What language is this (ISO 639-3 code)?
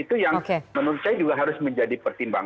ind